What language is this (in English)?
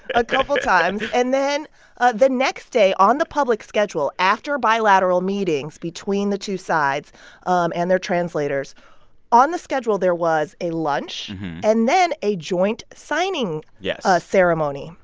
English